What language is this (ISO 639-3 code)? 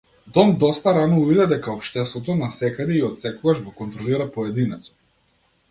mkd